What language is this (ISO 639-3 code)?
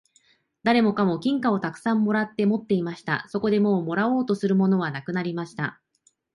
jpn